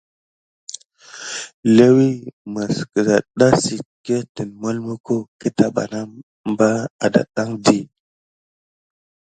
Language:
Gidar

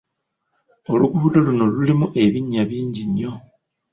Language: Ganda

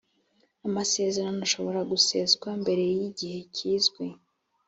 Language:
Kinyarwanda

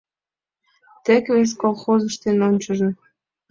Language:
Mari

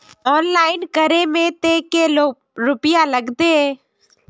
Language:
Magahi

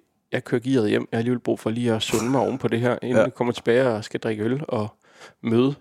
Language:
Danish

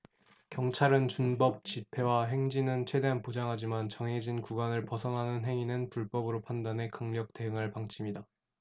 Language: Korean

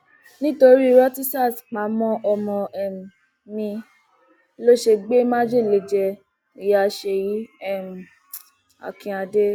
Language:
Yoruba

